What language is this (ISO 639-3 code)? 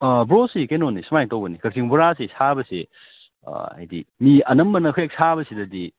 mni